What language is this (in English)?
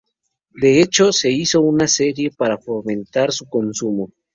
Spanish